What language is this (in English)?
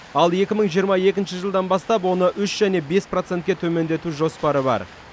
Kazakh